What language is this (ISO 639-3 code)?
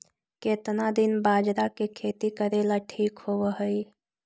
mag